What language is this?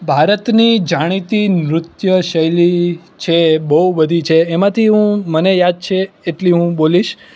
Gujarati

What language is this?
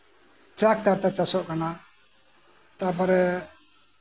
Santali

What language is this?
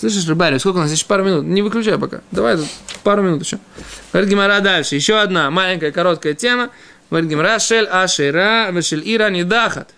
Russian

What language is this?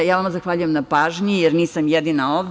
Serbian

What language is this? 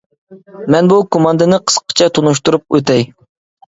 Uyghur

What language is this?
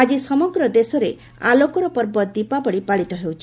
Odia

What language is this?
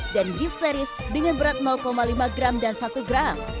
Indonesian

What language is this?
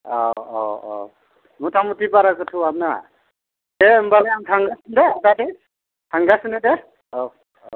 Bodo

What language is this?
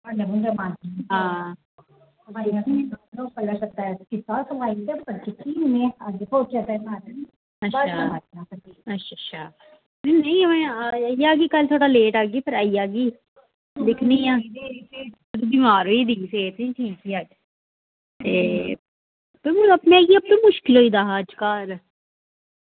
Dogri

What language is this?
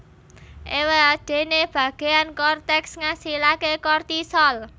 Javanese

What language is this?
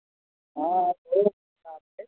Maithili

